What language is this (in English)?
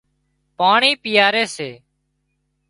Wadiyara Koli